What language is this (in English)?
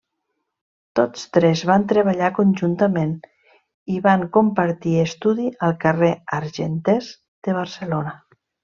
Catalan